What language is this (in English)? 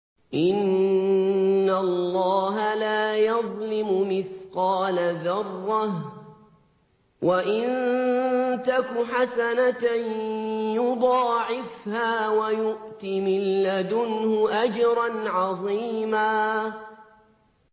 Arabic